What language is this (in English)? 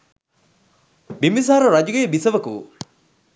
Sinhala